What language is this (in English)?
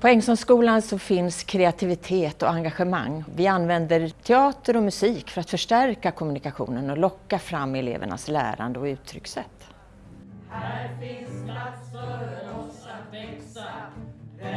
Swedish